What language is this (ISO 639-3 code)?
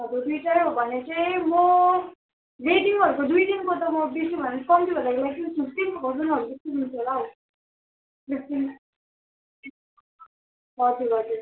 nep